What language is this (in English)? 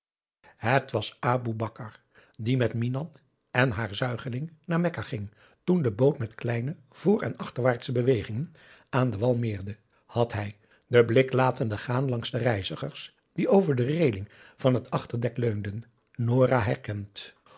Dutch